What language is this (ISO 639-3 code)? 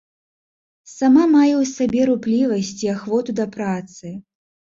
bel